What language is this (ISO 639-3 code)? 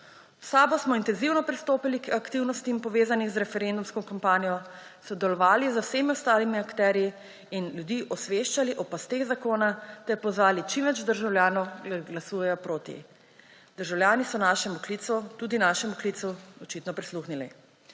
slv